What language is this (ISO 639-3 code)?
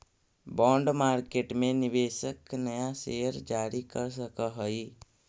mag